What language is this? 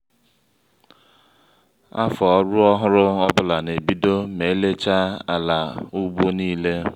Igbo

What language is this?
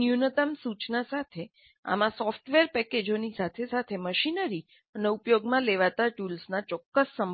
Gujarati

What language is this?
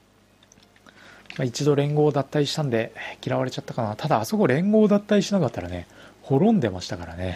Japanese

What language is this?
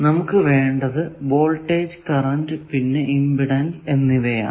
Malayalam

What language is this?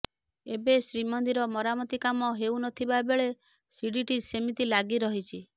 Odia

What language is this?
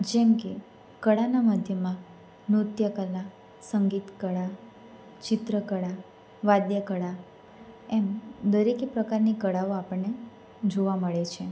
Gujarati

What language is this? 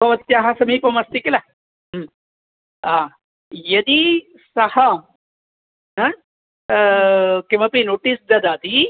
Sanskrit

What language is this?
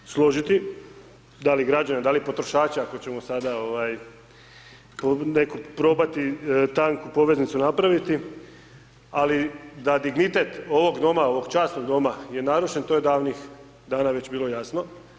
Croatian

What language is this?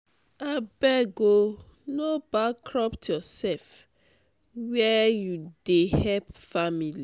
Nigerian Pidgin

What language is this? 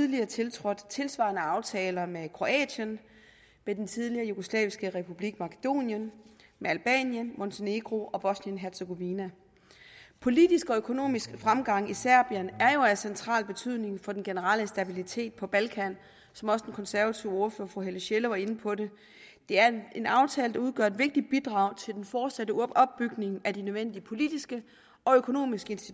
Danish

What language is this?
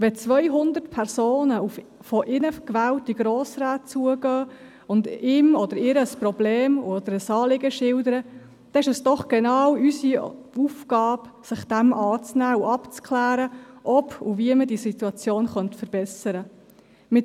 Swiss German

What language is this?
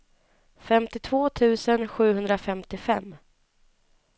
Swedish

